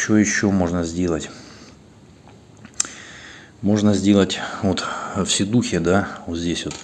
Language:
Russian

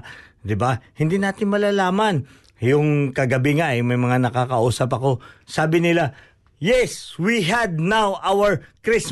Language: Filipino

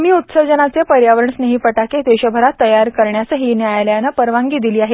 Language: Marathi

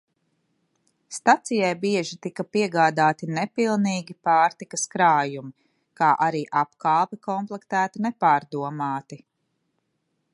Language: Latvian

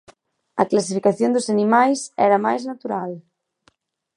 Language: Galician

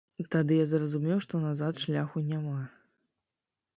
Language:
Belarusian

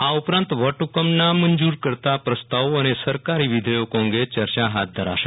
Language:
Gujarati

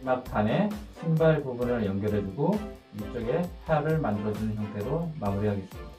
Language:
Korean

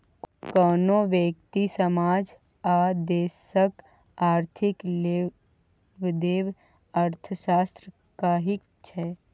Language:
Maithili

